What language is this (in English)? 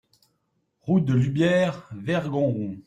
French